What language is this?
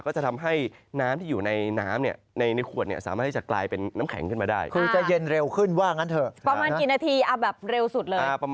Thai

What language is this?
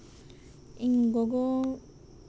Santali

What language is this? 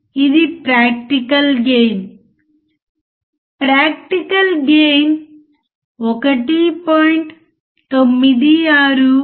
Telugu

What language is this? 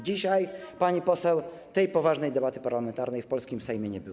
Polish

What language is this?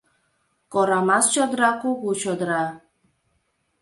Mari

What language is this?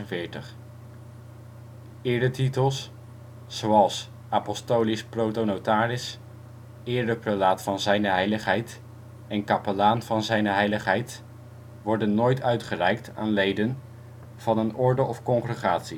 Dutch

